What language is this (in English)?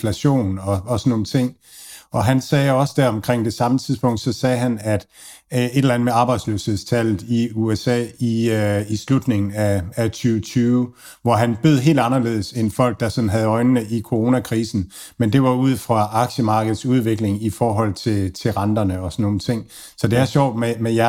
Danish